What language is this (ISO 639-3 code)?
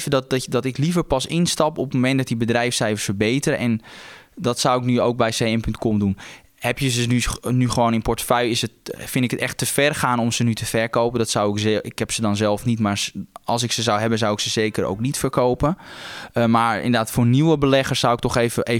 nld